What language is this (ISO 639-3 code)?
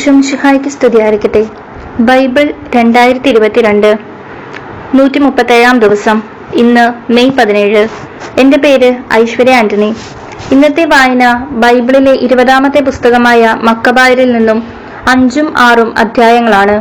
mal